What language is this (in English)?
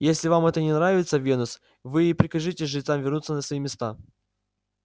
Russian